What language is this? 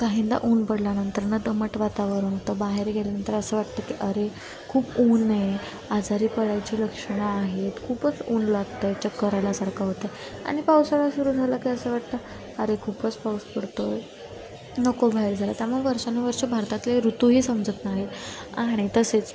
Marathi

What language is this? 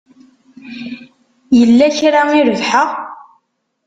Kabyle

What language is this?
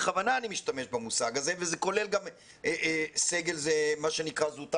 Hebrew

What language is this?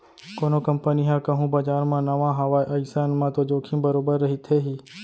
Chhattisgarhi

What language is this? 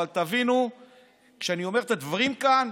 Hebrew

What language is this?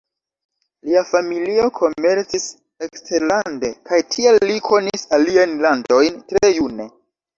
Esperanto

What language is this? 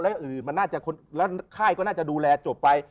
Thai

